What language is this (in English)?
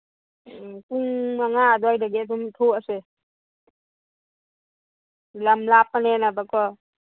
Manipuri